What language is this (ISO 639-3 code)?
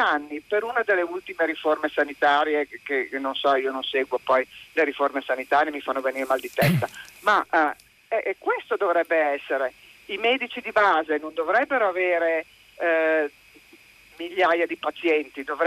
ita